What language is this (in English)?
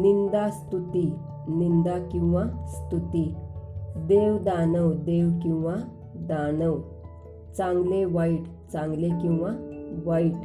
Marathi